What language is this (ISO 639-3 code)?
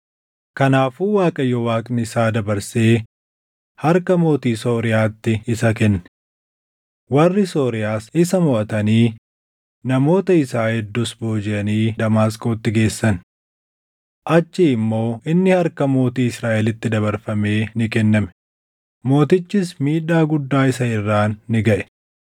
orm